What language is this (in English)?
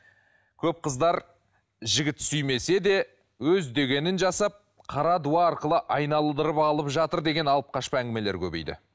Kazakh